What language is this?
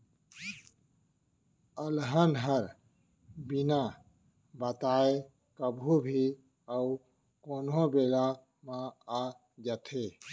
Chhattisgarhi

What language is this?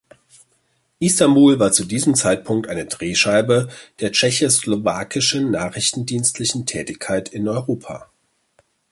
German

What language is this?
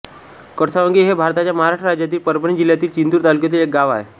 Marathi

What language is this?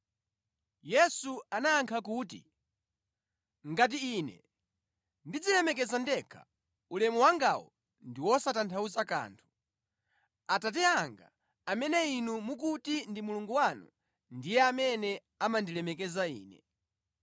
Nyanja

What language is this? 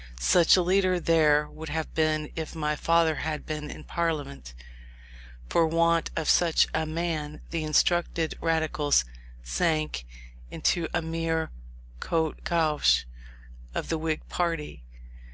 English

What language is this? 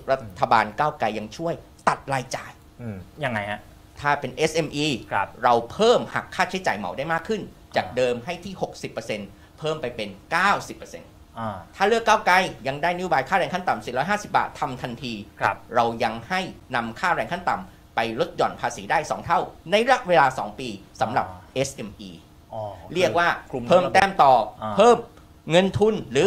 Thai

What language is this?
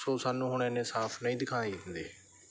Punjabi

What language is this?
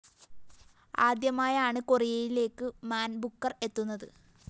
Malayalam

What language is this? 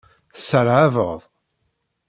Kabyle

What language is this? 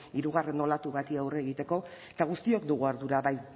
Basque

